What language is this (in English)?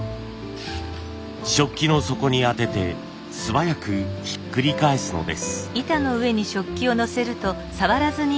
Japanese